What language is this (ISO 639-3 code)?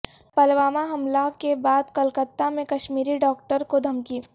urd